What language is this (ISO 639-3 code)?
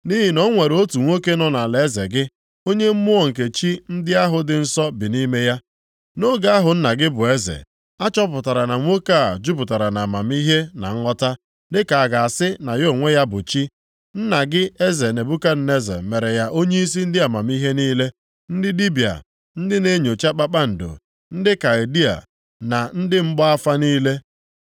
ibo